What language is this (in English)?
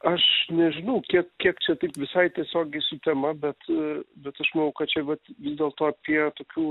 Lithuanian